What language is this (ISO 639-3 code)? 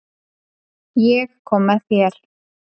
isl